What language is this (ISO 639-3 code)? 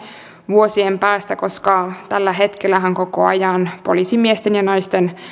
fin